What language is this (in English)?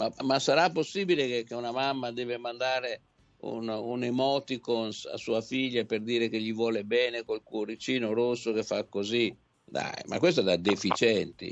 Italian